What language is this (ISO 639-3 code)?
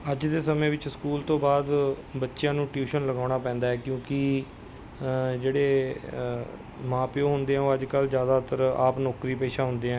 pan